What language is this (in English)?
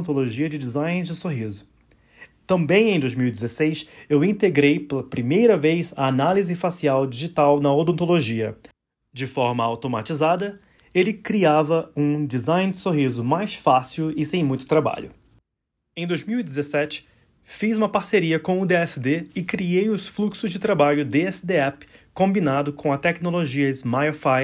Portuguese